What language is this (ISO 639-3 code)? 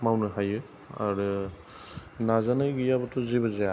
brx